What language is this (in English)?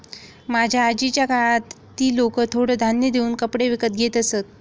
Marathi